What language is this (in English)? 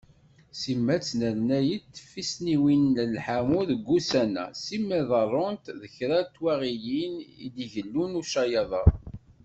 Kabyle